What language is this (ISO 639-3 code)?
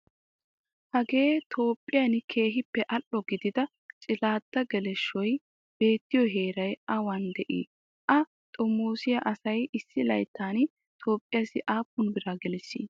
wal